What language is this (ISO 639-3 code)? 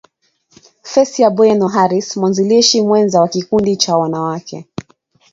swa